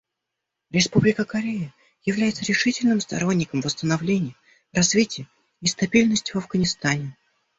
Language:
Russian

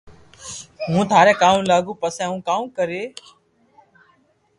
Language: Loarki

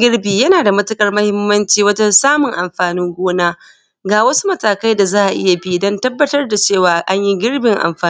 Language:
Hausa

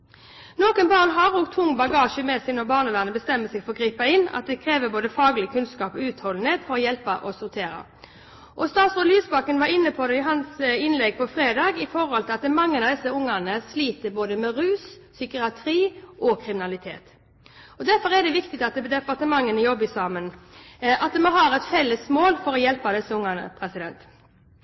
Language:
Norwegian Bokmål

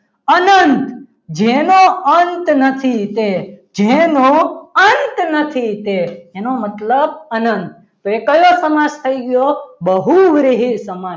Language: Gujarati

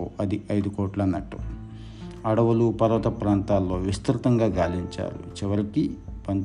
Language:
Telugu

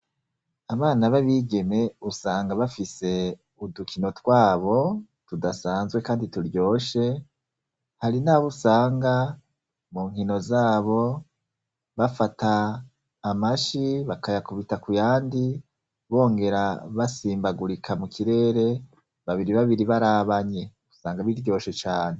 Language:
Rundi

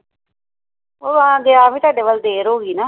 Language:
Punjabi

